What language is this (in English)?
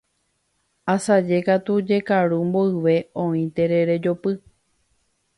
Guarani